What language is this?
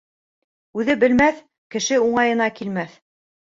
Bashkir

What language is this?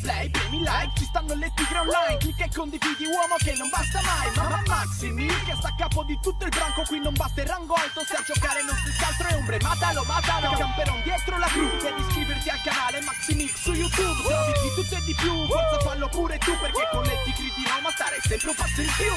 Italian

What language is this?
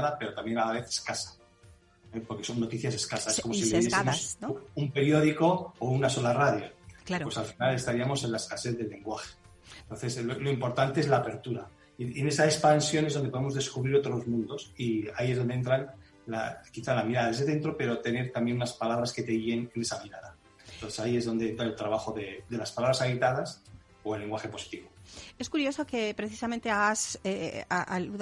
Spanish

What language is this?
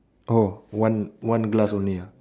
English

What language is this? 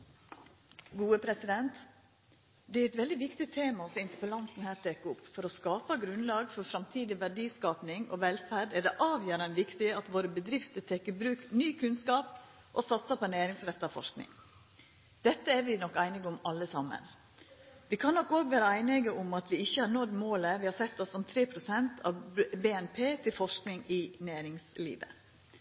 Norwegian Nynorsk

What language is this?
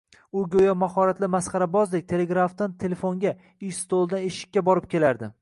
Uzbek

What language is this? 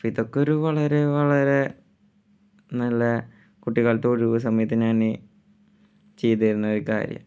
Malayalam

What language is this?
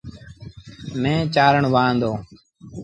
Sindhi Bhil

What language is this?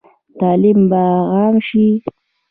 Pashto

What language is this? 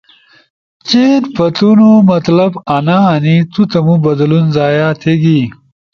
Ushojo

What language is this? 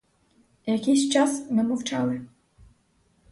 Ukrainian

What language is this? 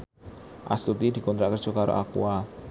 Javanese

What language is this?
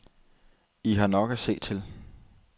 Danish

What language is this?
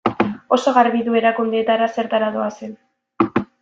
Basque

